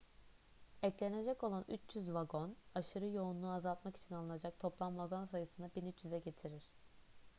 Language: Turkish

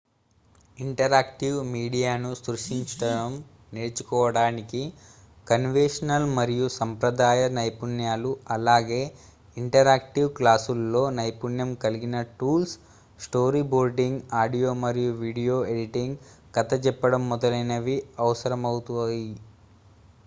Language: Telugu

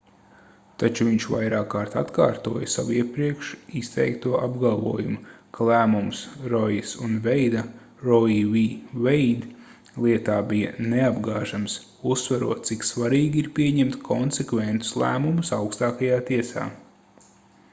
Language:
Latvian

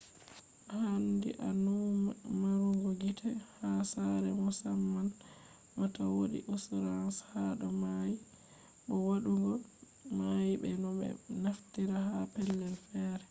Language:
Fula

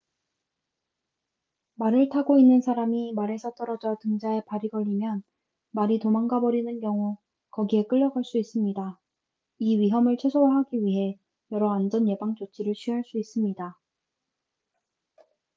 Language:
Korean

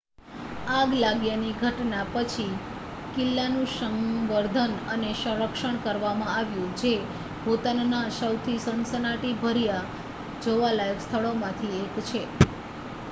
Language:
Gujarati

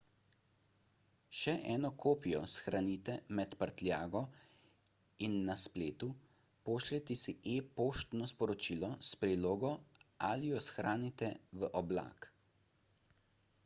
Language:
Slovenian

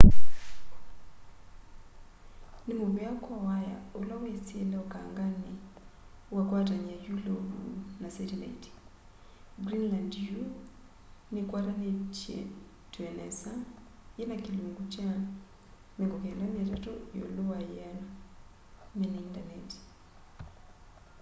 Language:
Kamba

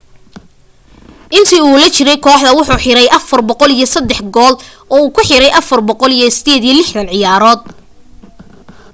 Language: Somali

